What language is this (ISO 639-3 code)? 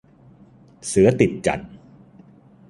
tha